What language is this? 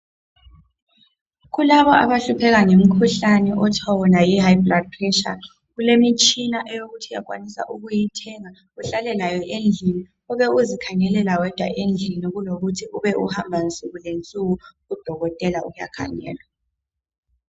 North Ndebele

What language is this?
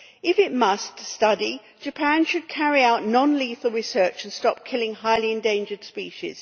English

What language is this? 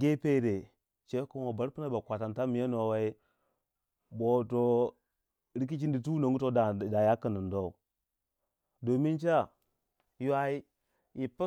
Waja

